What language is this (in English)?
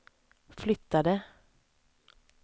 Swedish